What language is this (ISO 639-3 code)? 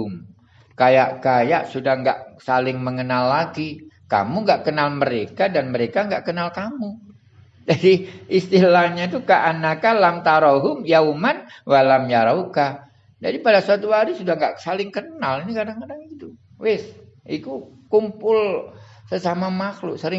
ind